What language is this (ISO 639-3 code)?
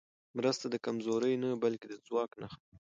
pus